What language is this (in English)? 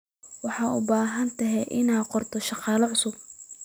Somali